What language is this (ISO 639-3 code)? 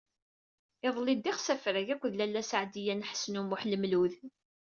kab